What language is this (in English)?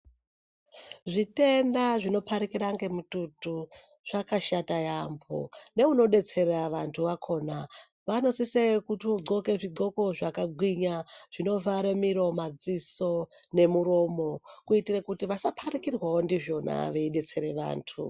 Ndau